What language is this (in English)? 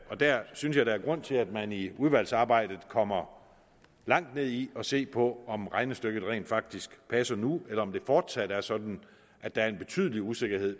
Danish